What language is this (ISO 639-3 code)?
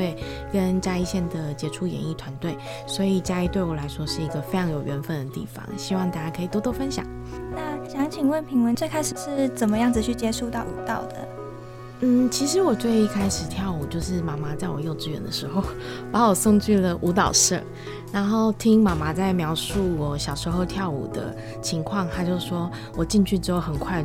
zho